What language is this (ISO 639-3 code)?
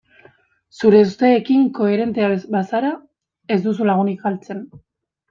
eus